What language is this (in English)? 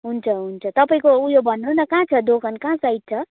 Nepali